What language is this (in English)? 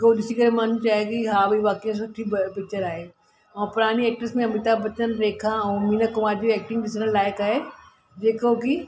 Sindhi